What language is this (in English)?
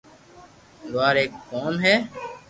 Loarki